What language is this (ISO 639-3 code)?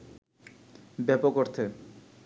ben